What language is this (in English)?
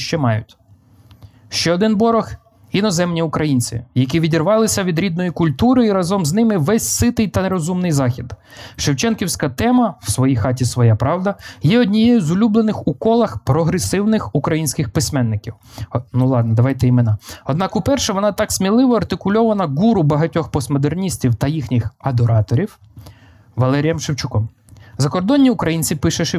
Ukrainian